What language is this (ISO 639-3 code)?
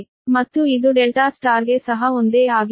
kan